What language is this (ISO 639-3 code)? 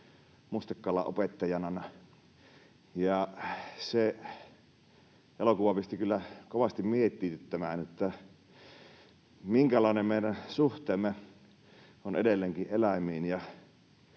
fin